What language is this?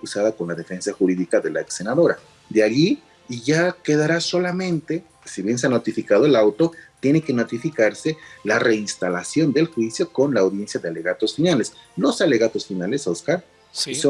Spanish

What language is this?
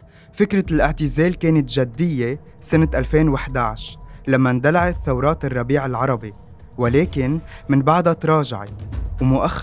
Arabic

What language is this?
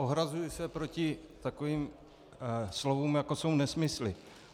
Czech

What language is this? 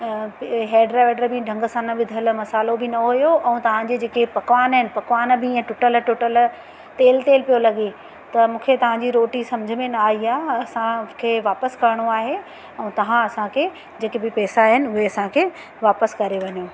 Sindhi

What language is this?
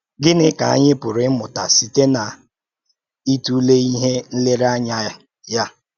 Igbo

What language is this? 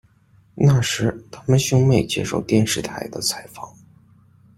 Chinese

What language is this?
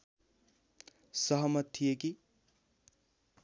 Nepali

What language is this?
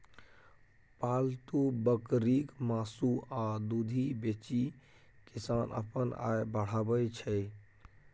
Maithili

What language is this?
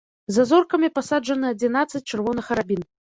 Belarusian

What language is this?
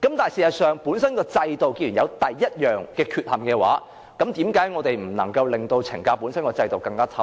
Cantonese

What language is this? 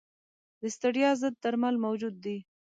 Pashto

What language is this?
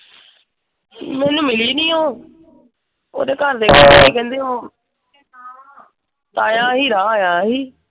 Punjabi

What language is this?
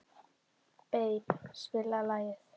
Icelandic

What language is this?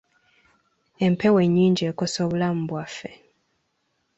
Ganda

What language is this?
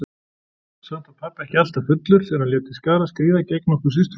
Icelandic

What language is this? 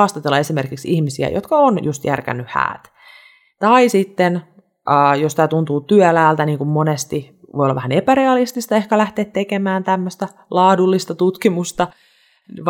Finnish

